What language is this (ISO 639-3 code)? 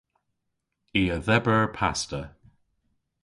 cor